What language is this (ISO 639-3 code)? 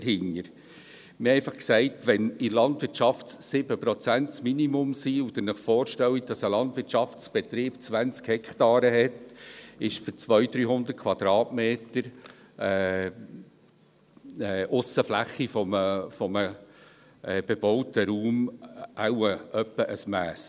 gsw